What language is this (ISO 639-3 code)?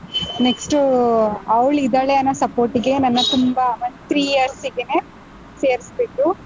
kan